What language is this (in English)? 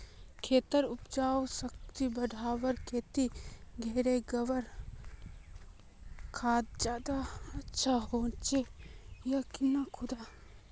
Magahi